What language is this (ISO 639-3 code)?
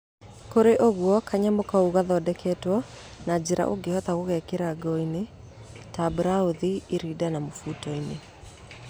kik